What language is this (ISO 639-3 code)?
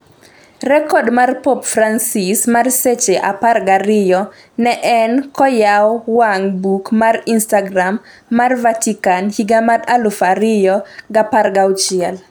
luo